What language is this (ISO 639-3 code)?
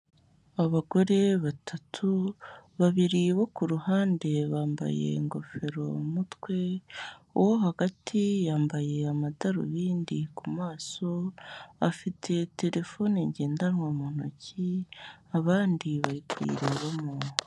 kin